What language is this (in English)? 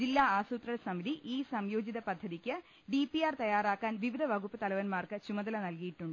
Malayalam